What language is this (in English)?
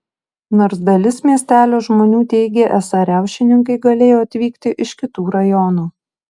Lithuanian